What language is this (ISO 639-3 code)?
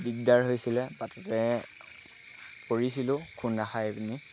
asm